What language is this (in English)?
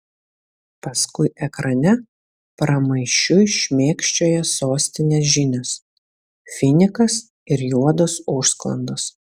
Lithuanian